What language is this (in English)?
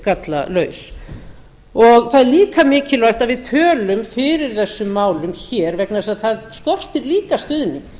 Icelandic